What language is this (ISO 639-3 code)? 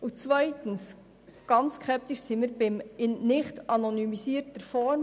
gsw